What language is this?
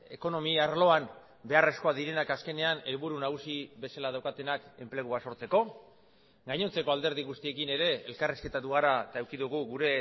Basque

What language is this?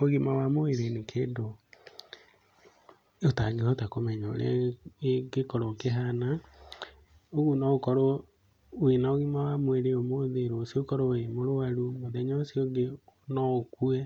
Kikuyu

